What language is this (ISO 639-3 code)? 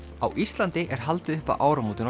isl